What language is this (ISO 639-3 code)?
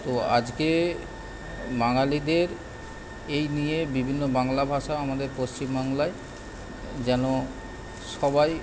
ben